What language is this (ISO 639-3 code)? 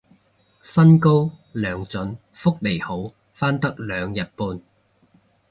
yue